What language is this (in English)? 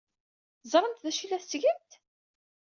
Kabyle